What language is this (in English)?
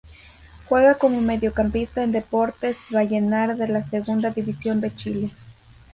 Spanish